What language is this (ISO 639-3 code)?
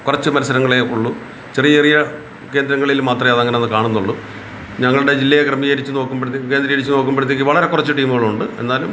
mal